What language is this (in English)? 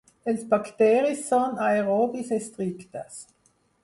Catalan